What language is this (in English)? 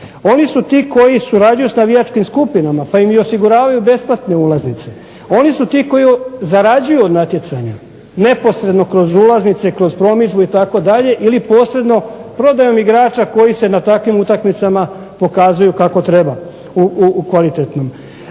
Croatian